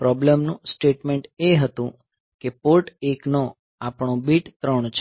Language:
Gujarati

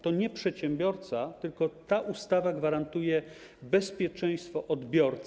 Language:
Polish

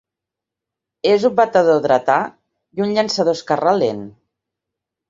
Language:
Catalan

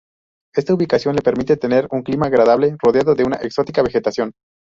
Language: Spanish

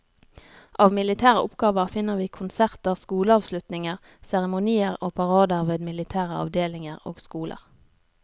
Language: Norwegian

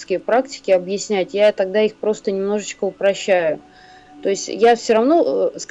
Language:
Russian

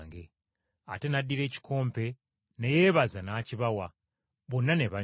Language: Ganda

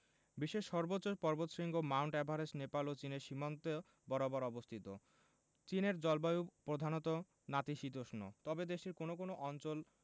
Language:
Bangla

